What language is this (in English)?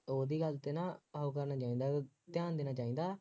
Punjabi